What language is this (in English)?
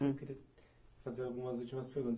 Portuguese